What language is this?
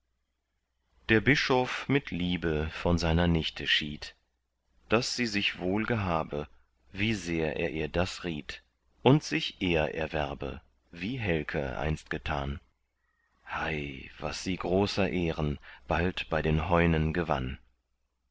German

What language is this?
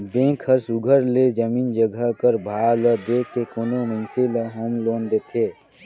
Chhattisgarhi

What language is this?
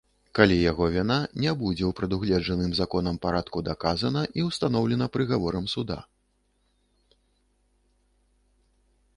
Belarusian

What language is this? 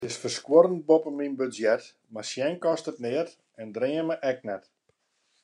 Western Frisian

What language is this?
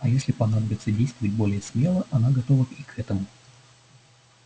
Russian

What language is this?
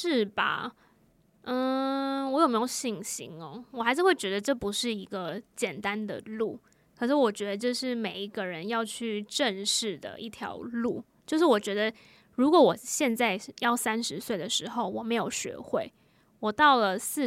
Chinese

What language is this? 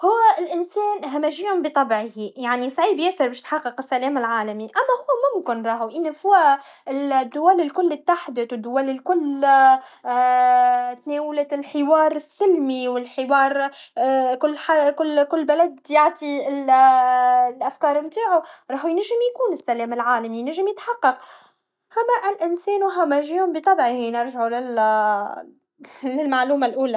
Tunisian Arabic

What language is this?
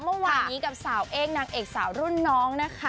Thai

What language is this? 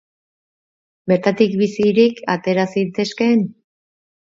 Basque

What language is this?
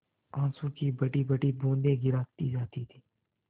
Hindi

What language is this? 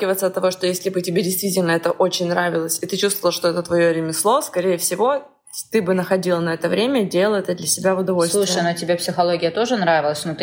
Russian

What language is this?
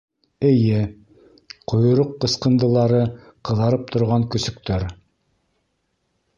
Bashkir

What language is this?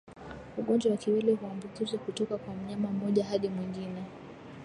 Swahili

